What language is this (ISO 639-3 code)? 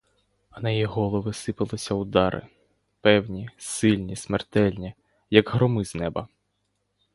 ukr